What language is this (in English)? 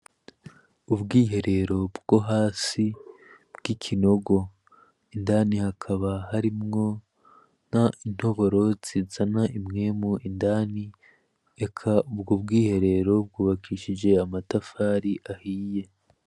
Rundi